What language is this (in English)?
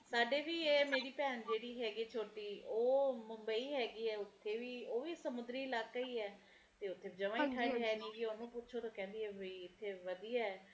Punjabi